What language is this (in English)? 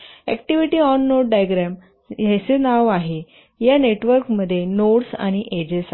Marathi